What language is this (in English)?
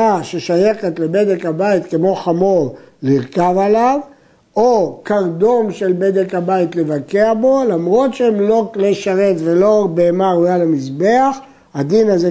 Hebrew